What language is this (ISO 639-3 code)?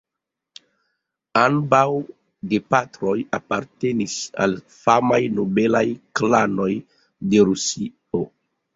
epo